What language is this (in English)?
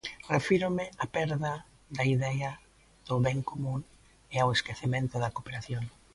Galician